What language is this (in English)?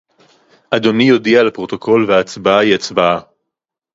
Hebrew